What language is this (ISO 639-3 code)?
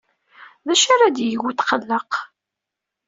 kab